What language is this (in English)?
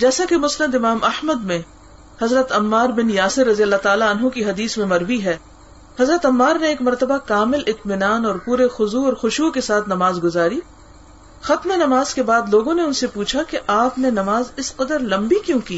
Urdu